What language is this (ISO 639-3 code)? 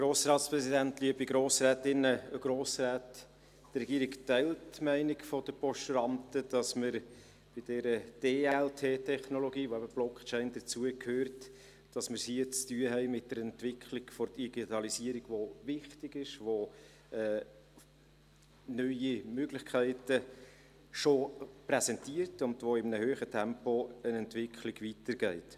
gsw